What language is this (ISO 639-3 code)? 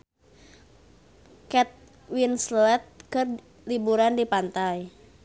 sun